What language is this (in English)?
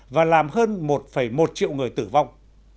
Vietnamese